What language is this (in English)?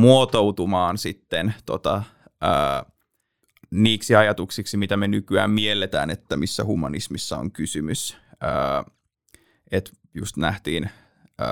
Finnish